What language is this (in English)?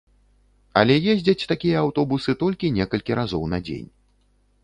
Belarusian